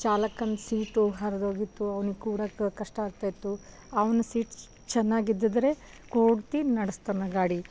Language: Kannada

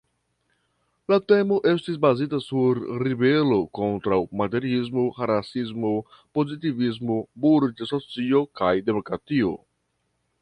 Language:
Esperanto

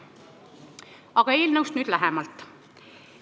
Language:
Estonian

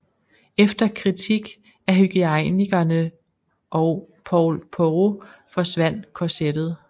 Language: Danish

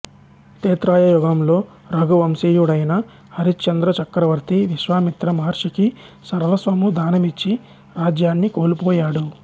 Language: Telugu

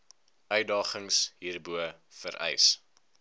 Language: Afrikaans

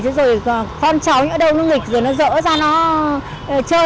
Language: Vietnamese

